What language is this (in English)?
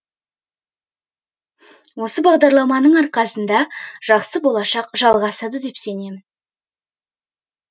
Kazakh